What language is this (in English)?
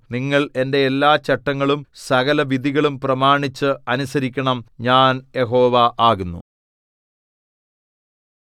Malayalam